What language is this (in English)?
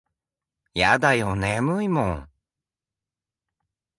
Japanese